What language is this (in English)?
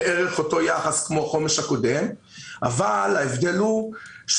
Hebrew